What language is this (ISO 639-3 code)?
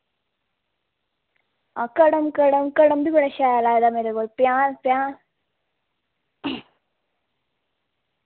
doi